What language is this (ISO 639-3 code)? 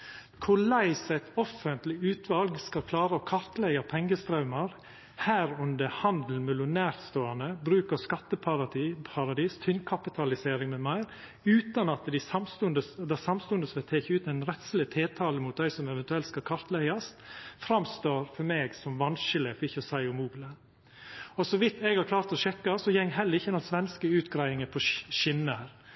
nno